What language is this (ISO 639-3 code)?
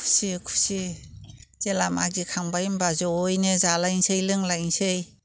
brx